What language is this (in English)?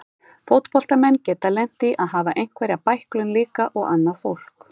Icelandic